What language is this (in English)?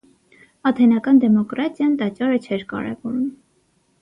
Armenian